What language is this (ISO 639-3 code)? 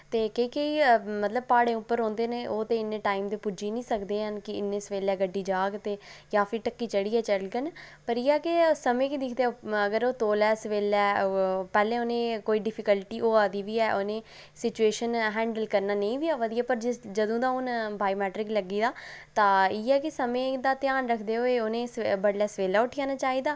doi